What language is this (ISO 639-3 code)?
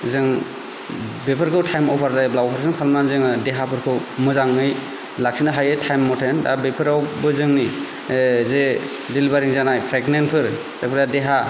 brx